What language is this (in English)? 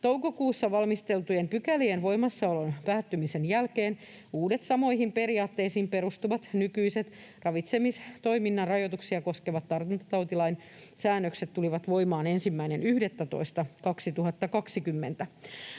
Finnish